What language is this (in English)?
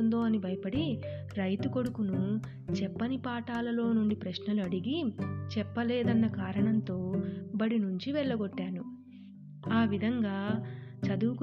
Telugu